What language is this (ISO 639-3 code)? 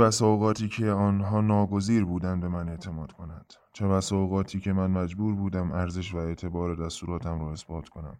fas